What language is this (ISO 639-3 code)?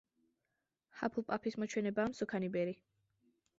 kat